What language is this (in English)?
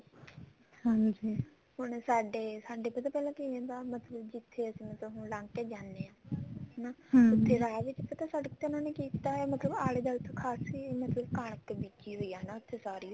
Punjabi